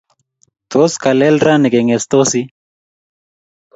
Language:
Kalenjin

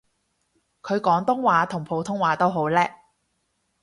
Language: Cantonese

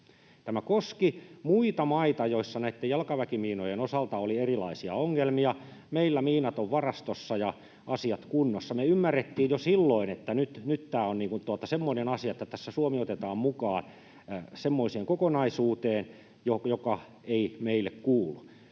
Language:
Finnish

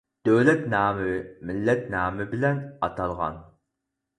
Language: Uyghur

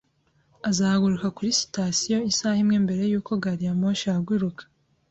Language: Kinyarwanda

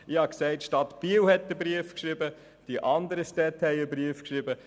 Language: Swiss German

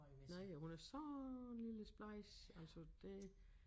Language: Danish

